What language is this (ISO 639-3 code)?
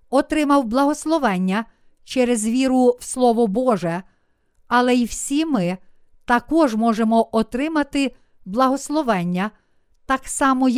ukr